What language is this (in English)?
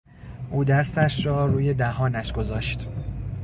Persian